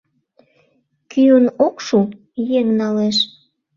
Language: Mari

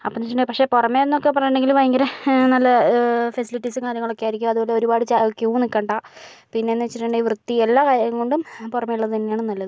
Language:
Malayalam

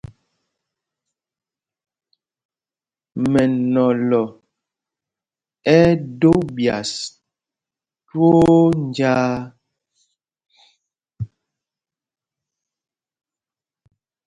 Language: Mpumpong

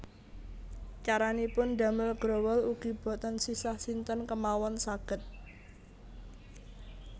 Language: Javanese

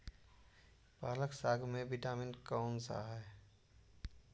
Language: Magahi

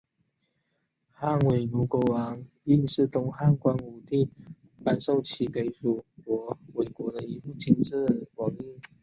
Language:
Chinese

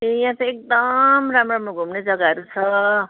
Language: Nepali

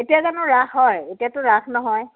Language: Assamese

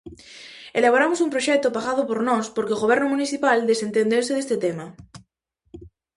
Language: Galician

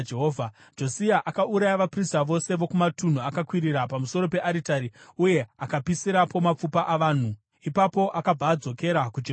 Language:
Shona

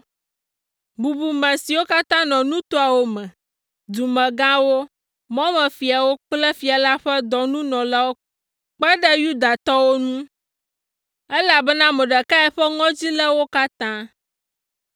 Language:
Ewe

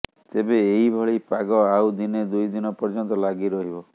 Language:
Odia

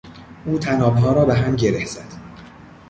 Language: Persian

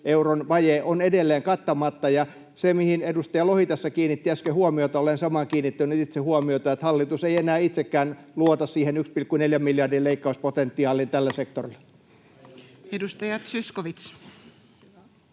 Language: Finnish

